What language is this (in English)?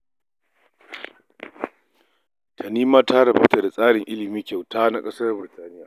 Hausa